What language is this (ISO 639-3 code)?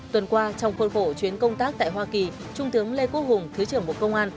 vie